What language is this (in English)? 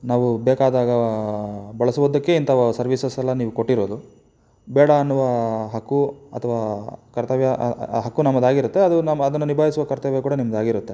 Kannada